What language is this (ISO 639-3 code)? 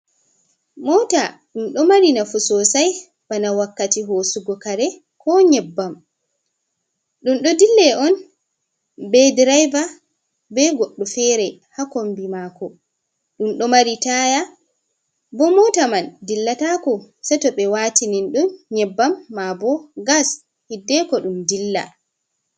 ful